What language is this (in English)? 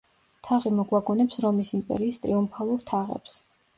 Georgian